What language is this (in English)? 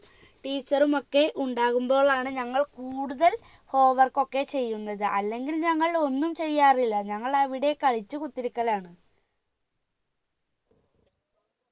Malayalam